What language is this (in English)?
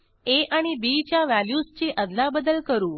Marathi